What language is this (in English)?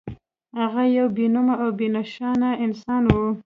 Pashto